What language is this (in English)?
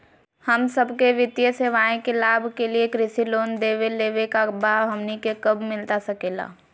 Magahi